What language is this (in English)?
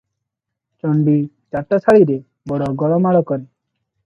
Odia